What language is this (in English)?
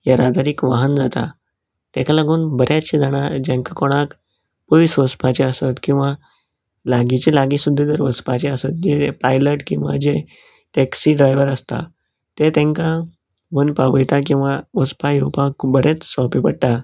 Konkani